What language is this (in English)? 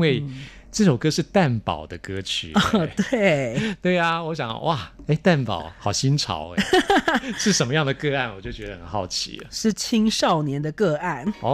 Chinese